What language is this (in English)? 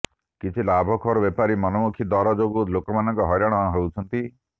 Odia